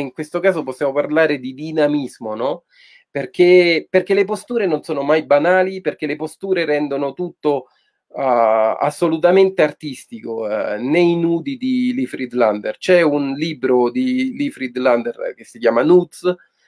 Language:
Italian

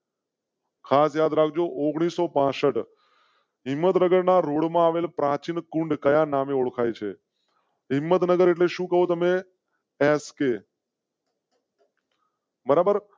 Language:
Gujarati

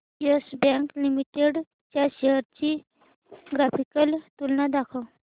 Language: Marathi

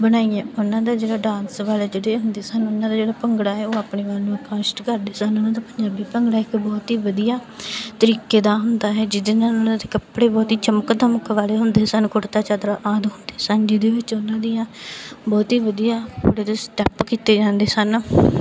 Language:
Punjabi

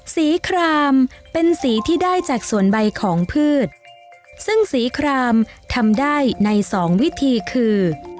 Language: Thai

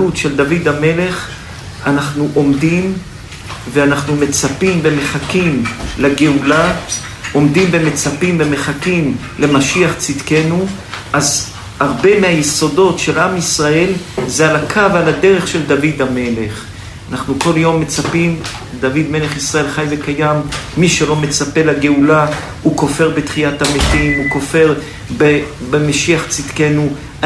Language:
Hebrew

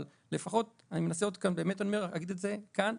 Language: Hebrew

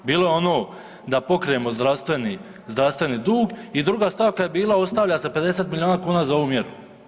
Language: Croatian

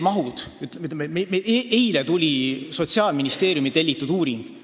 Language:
Estonian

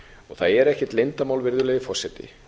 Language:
Icelandic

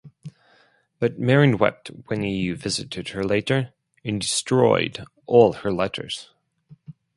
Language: English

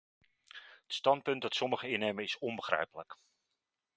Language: Dutch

